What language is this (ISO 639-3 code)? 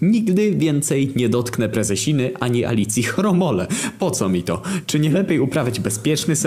pol